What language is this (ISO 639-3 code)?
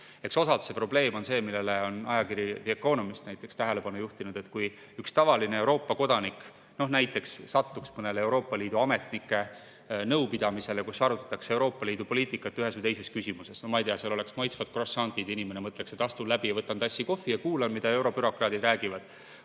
est